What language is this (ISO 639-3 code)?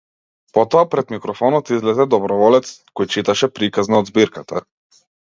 mkd